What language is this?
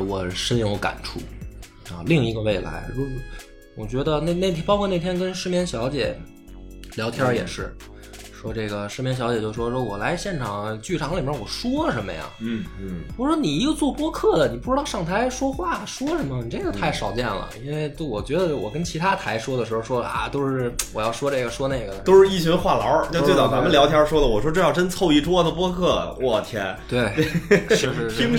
Chinese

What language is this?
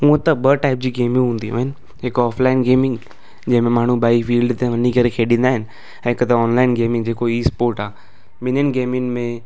Sindhi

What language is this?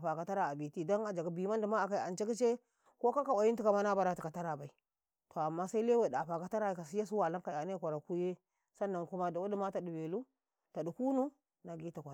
Karekare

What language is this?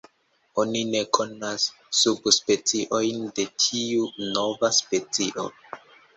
Esperanto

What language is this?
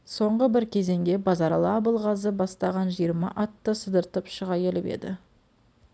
Kazakh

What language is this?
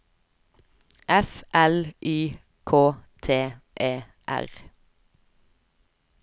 Norwegian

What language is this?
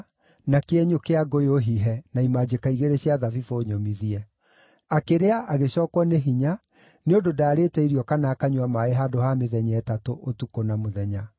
Kikuyu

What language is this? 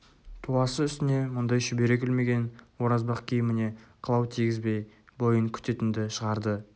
Kazakh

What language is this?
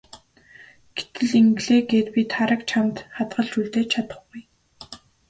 Mongolian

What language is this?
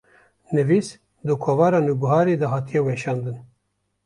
Kurdish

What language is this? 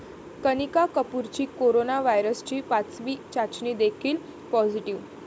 Marathi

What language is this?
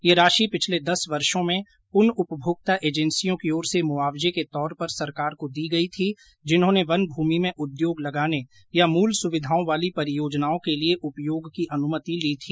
Hindi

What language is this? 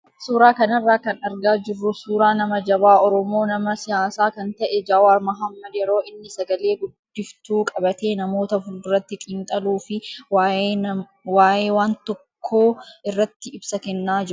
Oromo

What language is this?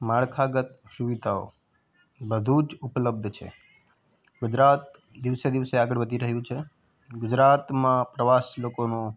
Gujarati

